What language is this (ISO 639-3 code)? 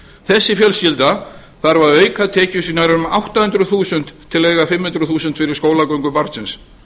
isl